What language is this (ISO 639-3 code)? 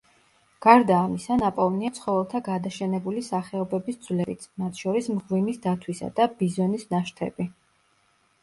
kat